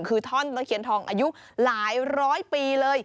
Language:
Thai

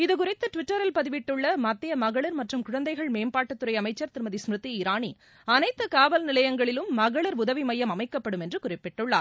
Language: Tamil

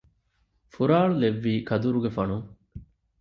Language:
Divehi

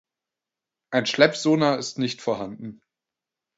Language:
German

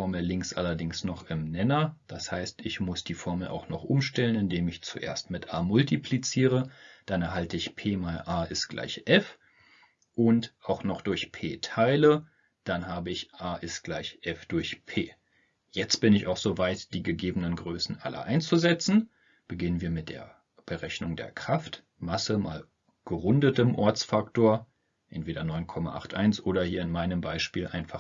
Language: German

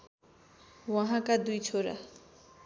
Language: Nepali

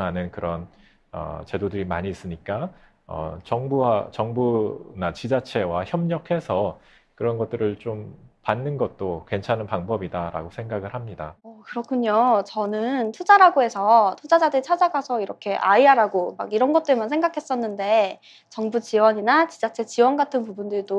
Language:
Korean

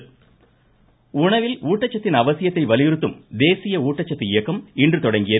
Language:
Tamil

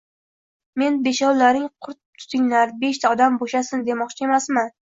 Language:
Uzbek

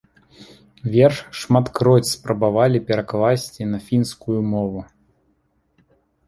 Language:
Belarusian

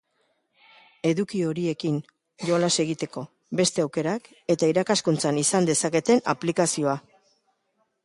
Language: Basque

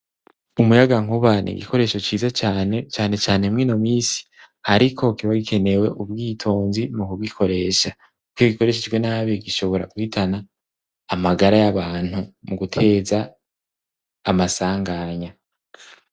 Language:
Rundi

